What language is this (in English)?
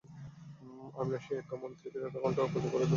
Bangla